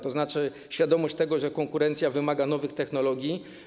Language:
Polish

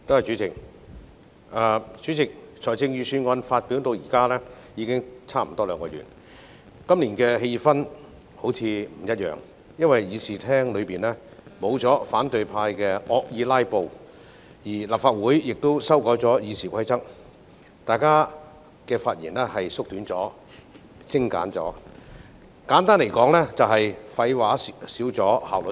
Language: Cantonese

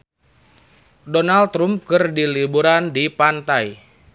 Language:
Sundanese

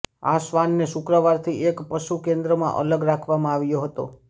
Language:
Gujarati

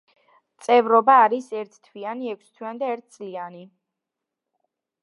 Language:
Georgian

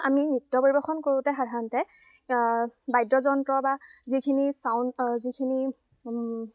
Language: Assamese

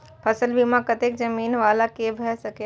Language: Maithili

